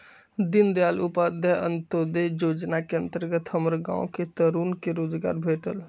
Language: Magahi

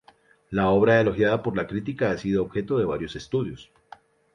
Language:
Spanish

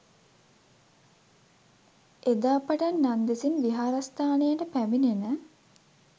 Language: Sinhala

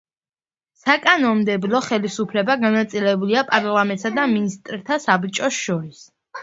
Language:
Georgian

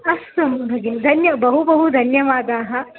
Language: Sanskrit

